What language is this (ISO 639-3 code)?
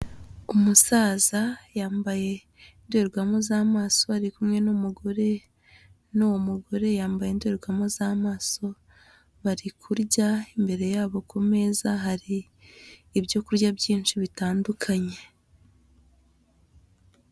kin